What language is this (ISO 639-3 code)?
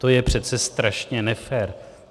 ces